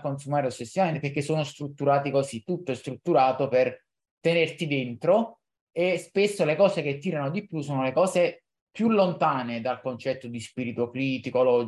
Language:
Italian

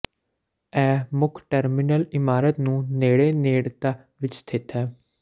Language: Punjabi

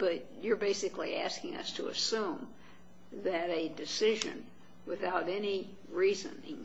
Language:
English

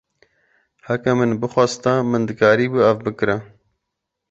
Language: Kurdish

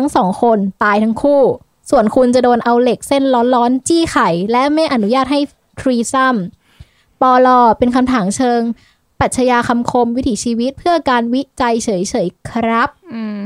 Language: Thai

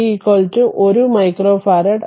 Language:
Malayalam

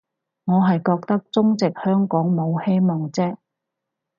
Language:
Cantonese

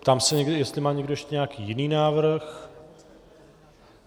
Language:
Czech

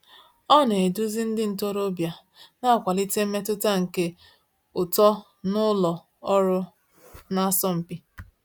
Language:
Igbo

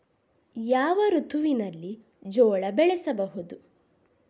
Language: Kannada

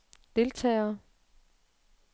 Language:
Danish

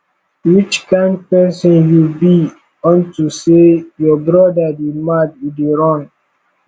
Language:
Nigerian Pidgin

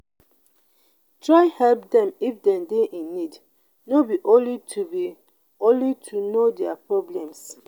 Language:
Nigerian Pidgin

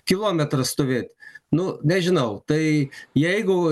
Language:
Lithuanian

